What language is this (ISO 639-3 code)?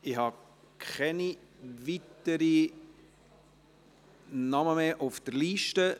gsw